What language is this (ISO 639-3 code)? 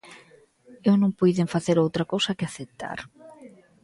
glg